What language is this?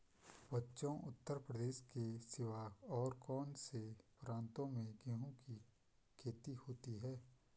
Hindi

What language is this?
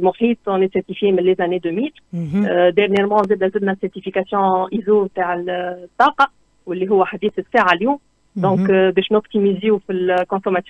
Arabic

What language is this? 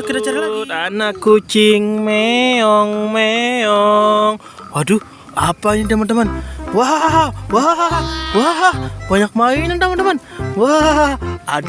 Indonesian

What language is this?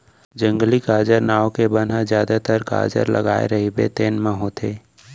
Chhattisgarhi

